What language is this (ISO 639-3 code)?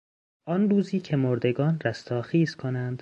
fas